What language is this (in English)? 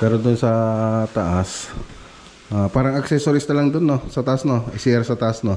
Filipino